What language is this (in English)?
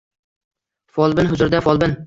Uzbek